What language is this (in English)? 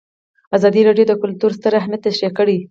Pashto